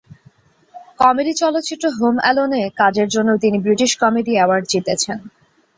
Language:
Bangla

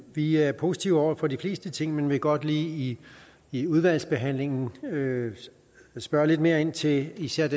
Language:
Danish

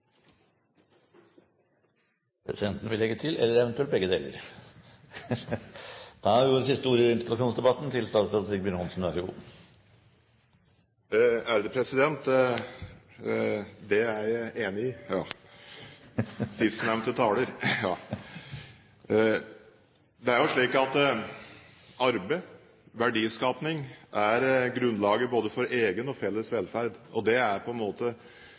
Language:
Norwegian Bokmål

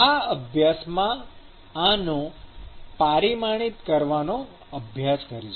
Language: Gujarati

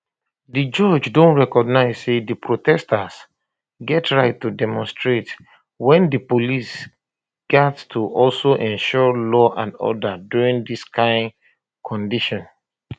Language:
Nigerian Pidgin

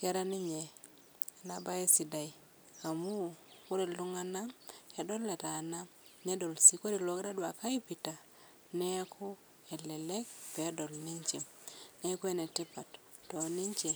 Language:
Masai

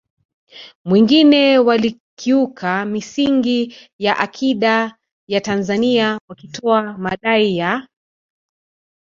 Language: Swahili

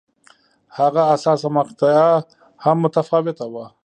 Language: Pashto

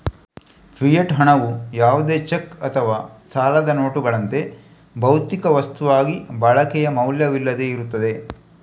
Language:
Kannada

